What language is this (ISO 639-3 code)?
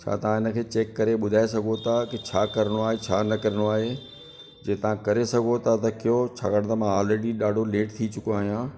snd